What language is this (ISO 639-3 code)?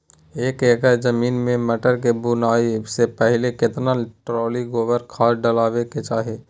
mai